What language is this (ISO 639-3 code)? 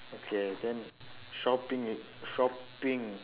eng